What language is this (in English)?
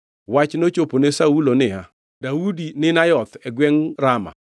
Luo (Kenya and Tanzania)